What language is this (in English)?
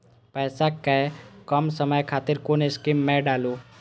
Maithili